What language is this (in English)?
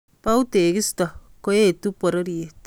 Kalenjin